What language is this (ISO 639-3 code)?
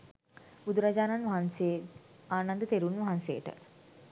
sin